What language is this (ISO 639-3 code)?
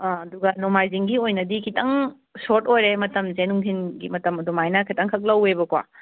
mni